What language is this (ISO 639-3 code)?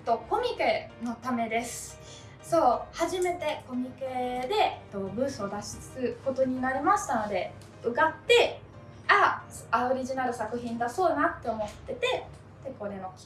jpn